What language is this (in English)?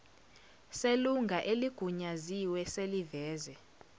Zulu